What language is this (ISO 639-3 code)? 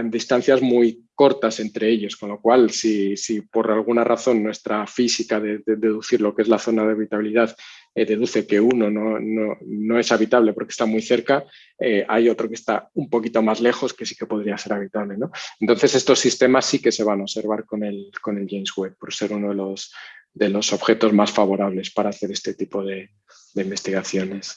spa